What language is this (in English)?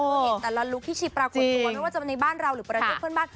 Thai